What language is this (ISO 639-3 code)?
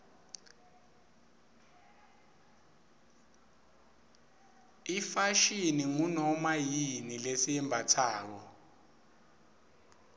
ssw